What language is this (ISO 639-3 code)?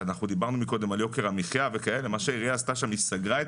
heb